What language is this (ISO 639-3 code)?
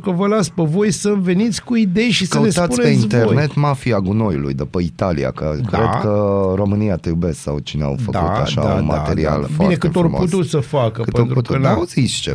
ron